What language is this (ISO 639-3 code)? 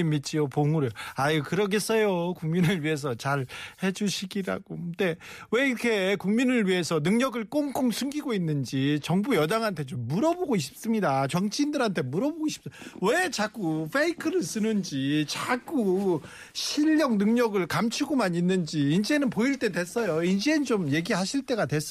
kor